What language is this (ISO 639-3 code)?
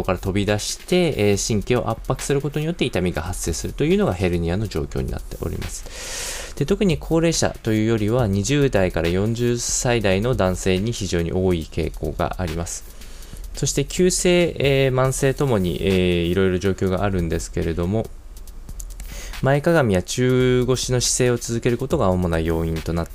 jpn